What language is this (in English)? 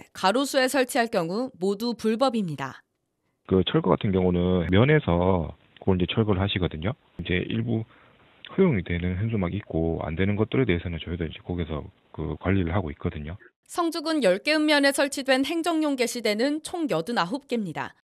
Korean